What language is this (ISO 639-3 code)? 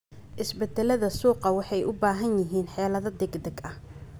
som